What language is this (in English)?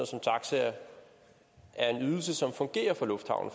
Danish